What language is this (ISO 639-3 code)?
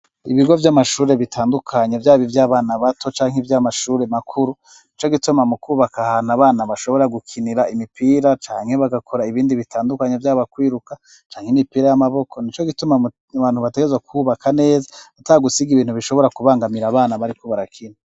run